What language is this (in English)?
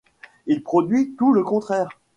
French